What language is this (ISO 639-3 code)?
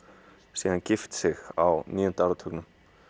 isl